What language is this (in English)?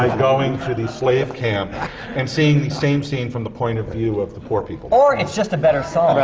English